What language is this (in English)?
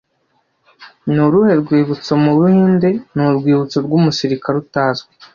Kinyarwanda